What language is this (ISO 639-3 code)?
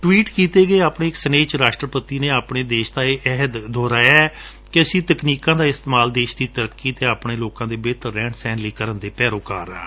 pan